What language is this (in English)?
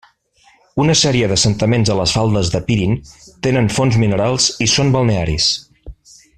Catalan